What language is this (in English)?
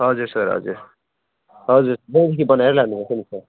Nepali